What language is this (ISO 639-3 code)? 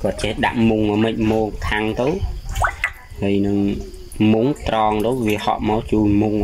vie